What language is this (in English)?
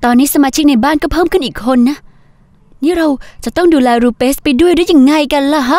Thai